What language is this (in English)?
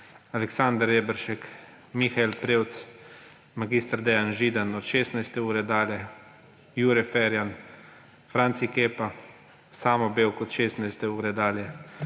Slovenian